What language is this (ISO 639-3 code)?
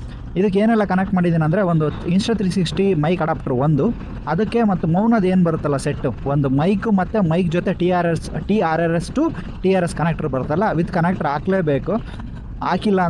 kan